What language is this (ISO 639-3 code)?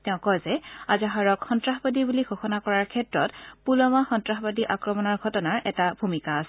asm